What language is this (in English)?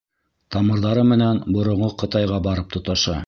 Bashkir